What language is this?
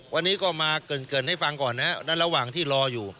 Thai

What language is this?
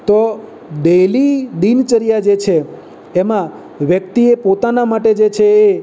Gujarati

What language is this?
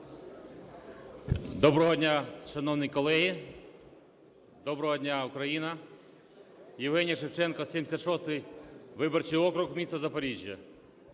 Ukrainian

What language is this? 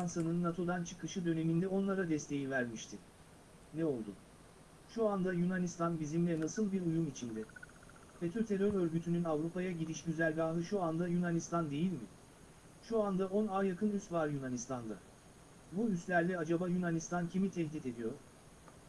Turkish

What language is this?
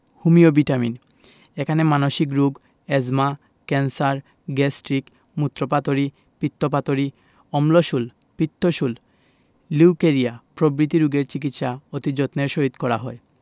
Bangla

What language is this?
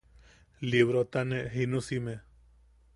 Yaqui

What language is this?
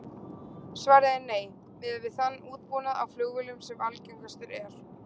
Icelandic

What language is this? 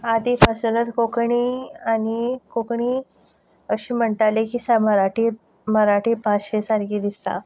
Konkani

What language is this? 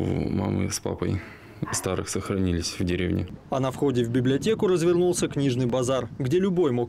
Russian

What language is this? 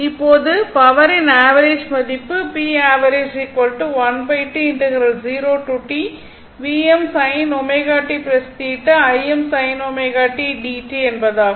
Tamil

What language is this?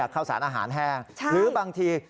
Thai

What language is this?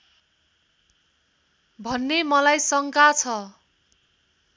Nepali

